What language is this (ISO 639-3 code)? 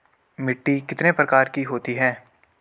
hin